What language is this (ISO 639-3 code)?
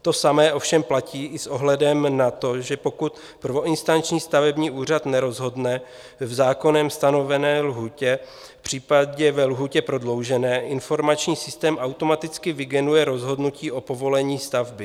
ces